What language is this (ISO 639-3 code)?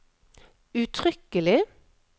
nor